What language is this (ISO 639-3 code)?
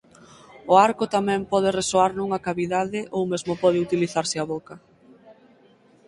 glg